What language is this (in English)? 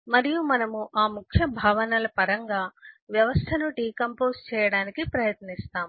Telugu